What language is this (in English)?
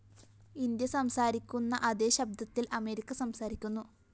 Malayalam